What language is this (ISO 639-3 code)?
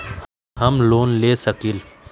mag